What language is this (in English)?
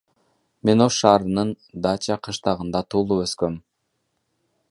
Kyrgyz